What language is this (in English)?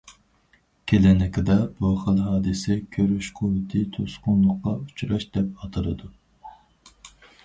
Uyghur